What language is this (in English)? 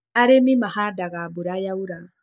Kikuyu